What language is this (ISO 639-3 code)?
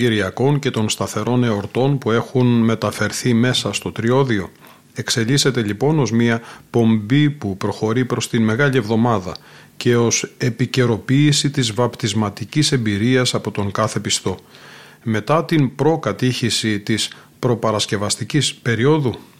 ell